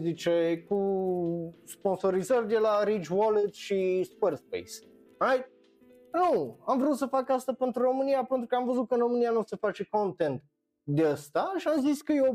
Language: Romanian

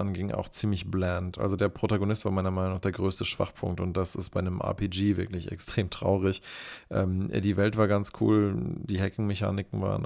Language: German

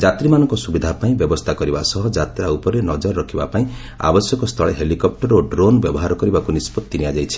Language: Odia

